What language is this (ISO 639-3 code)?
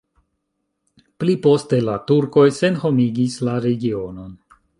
epo